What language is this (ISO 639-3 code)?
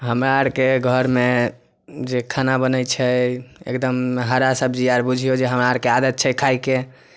mai